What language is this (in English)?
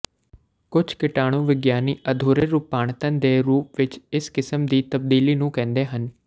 Punjabi